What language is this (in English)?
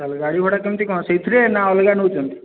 Odia